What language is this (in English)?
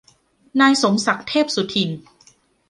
Thai